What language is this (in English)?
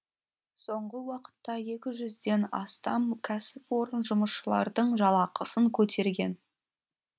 Kazakh